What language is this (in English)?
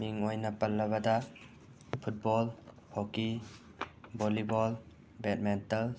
Manipuri